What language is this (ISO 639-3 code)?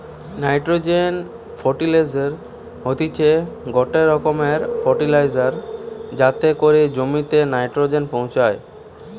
ben